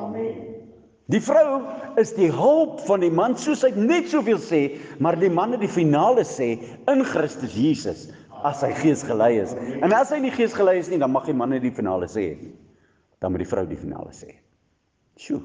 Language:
Dutch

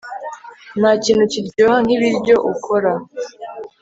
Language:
Kinyarwanda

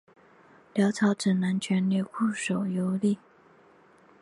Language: Chinese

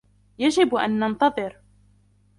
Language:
Arabic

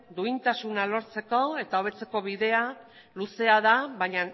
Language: Basque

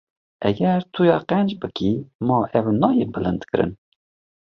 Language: Kurdish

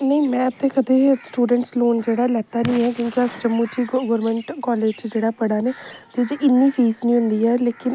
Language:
Dogri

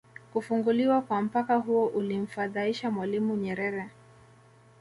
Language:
Swahili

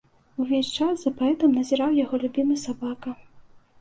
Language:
Belarusian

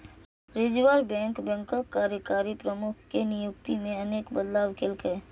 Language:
Maithili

